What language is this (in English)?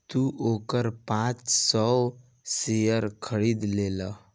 Bhojpuri